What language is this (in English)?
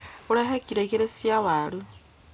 Kikuyu